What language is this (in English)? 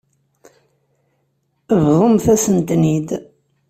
Kabyle